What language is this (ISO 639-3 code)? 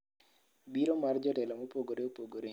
luo